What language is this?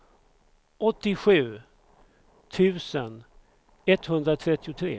Swedish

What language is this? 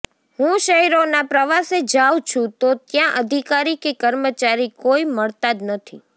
Gujarati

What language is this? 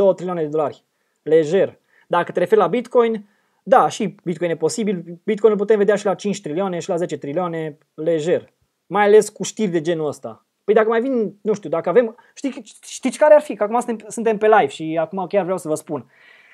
Romanian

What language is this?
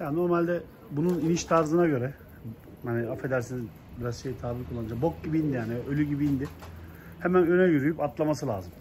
Turkish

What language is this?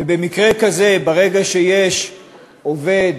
Hebrew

